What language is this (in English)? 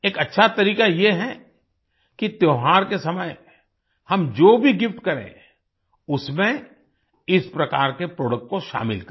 Hindi